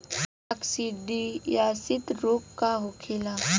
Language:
Bhojpuri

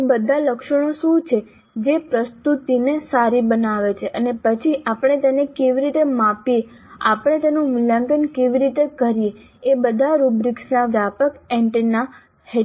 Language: Gujarati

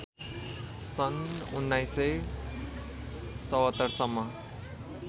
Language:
Nepali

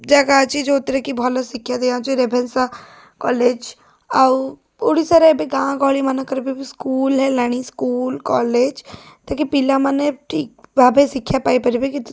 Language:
Odia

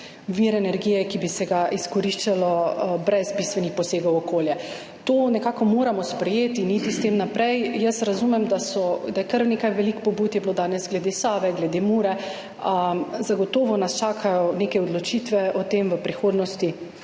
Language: Slovenian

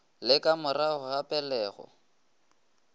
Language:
Northern Sotho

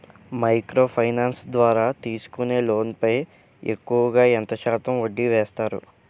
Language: Telugu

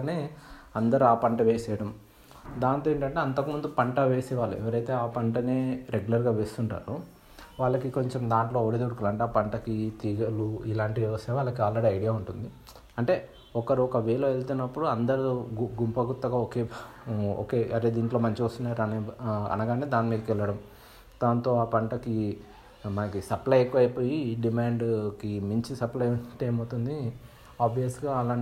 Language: Telugu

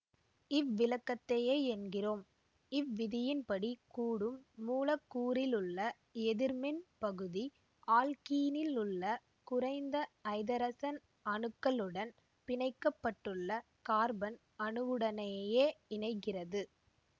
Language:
Tamil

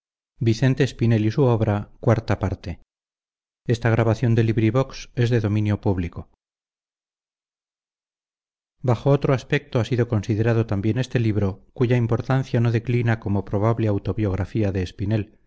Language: Spanish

